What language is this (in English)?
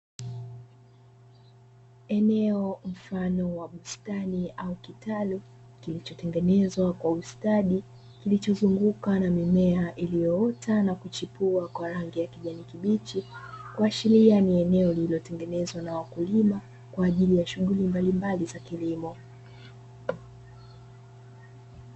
Swahili